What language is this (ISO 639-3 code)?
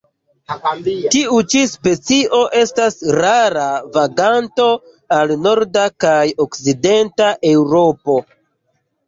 epo